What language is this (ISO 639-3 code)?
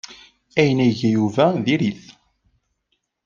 kab